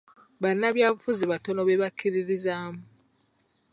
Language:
Ganda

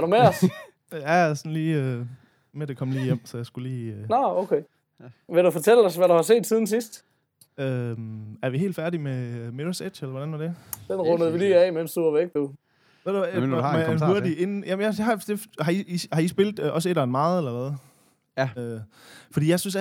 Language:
Danish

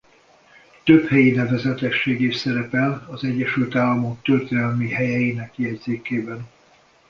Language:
Hungarian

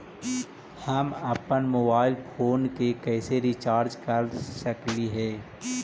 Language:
Magahi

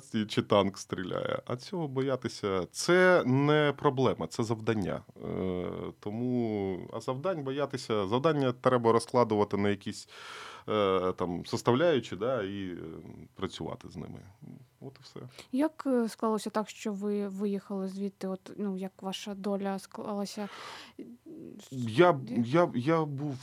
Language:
Ukrainian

